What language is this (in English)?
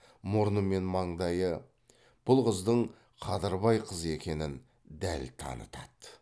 Kazakh